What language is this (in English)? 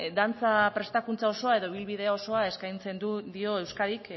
Basque